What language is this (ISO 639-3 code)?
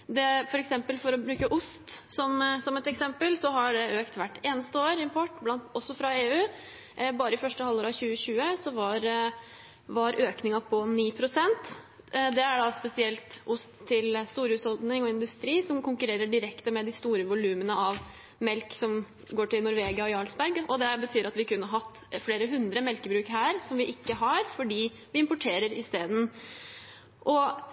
nob